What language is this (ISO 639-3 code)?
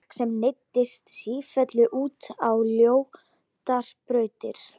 isl